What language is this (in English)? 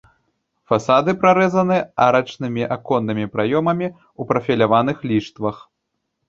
Belarusian